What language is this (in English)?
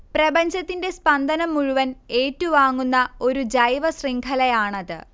Malayalam